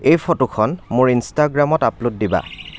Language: Assamese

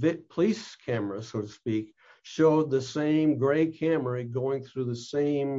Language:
English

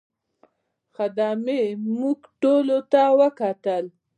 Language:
Pashto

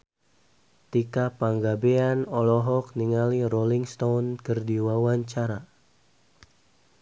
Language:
Sundanese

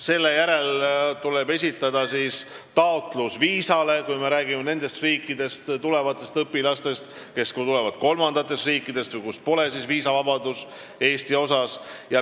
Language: Estonian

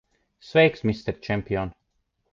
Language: Latvian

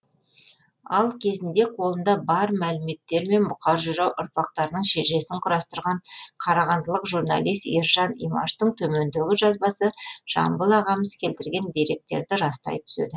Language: Kazakh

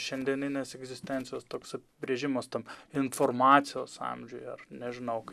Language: Lithuanian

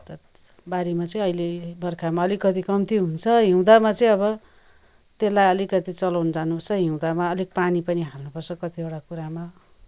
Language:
Nepali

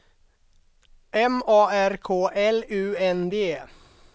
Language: Swedish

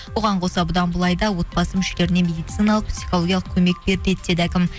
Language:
Kazakh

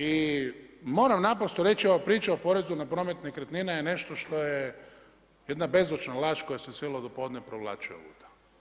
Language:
Croatian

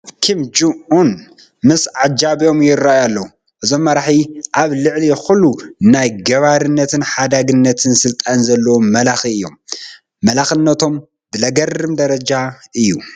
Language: Tigrinya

